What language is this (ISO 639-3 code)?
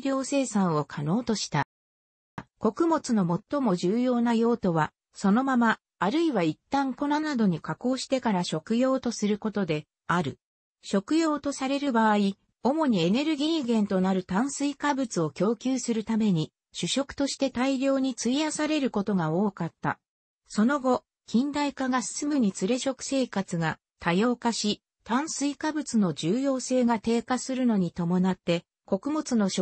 jpn